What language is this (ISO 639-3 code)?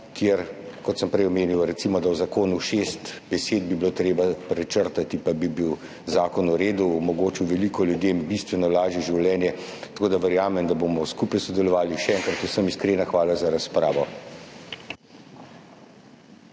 slv